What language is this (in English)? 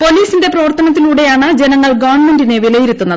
Malayalam